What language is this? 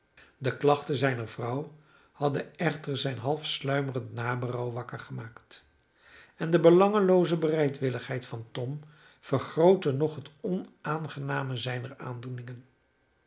Dutch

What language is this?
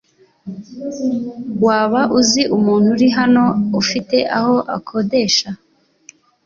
Kinyarwanda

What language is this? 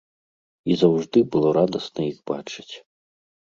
Belarusian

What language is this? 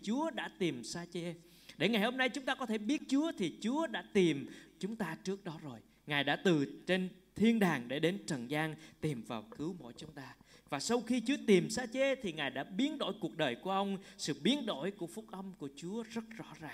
Vietnamese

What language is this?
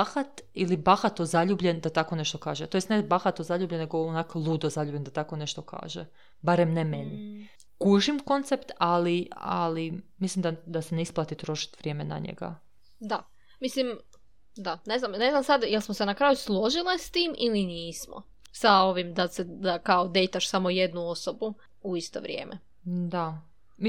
Croatian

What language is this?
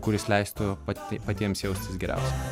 Lithuanian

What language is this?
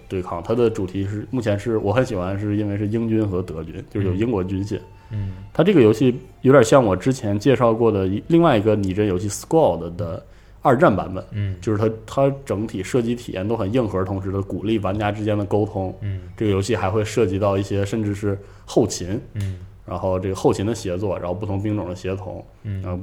Chinese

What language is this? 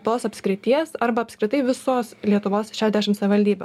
Lithuanian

